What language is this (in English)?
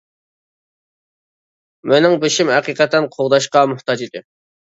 Uyghur